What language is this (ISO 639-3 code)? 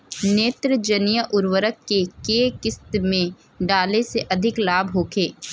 bho